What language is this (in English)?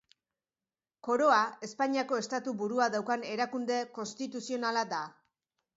Basque